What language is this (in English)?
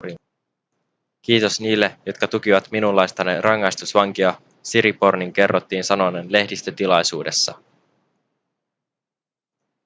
Finnish